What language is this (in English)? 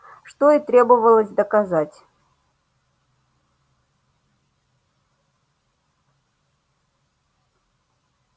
Russian